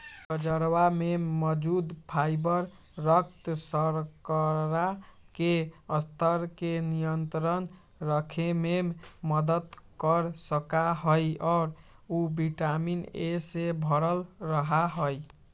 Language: Magahi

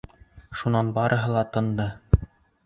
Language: Bashkir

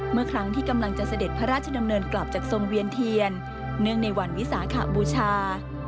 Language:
Thai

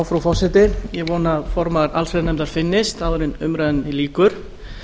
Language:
Icelandic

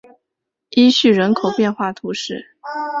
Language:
Chinese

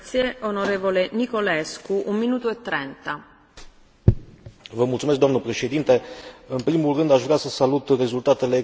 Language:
Romanian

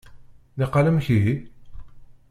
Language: Kabyle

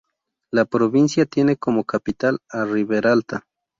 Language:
Spanish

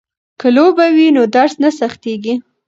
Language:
Pashto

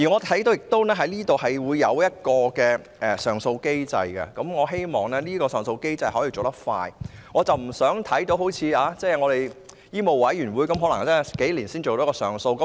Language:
Cantonese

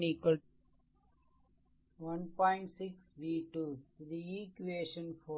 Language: Tamil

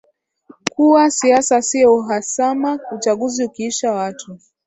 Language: Swahili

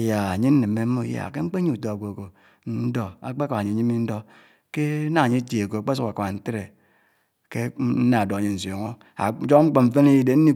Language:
Anaang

